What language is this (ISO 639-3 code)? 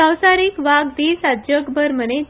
kok